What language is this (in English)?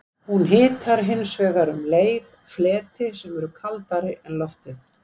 Icelandic